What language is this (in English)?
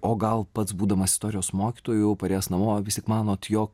Lithuanian